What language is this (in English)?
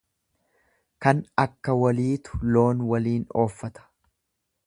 Oromo